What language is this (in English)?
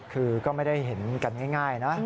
Thai